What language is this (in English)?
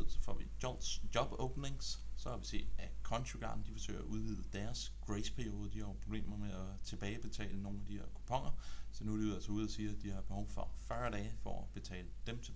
Danish